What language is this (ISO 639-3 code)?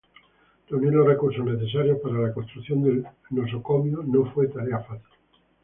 spa